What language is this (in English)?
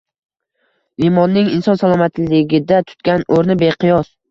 Uzbek